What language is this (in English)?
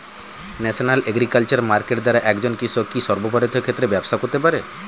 Bangla